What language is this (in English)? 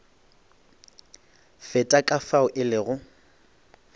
Northern Sotho